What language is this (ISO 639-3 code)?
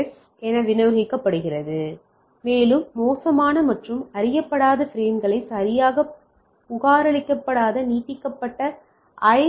tam